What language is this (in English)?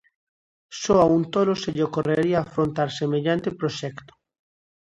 Galician